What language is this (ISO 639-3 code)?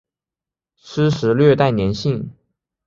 zho